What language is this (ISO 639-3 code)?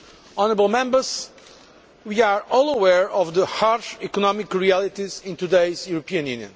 eng